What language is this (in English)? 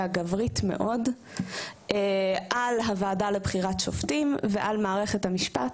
Hebrew